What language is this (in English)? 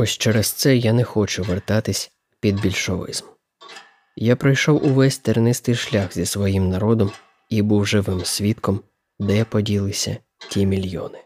Ukrainian